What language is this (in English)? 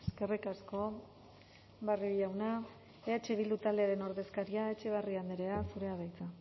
Basque